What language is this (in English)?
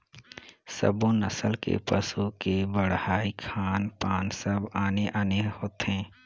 Chhattisgarhi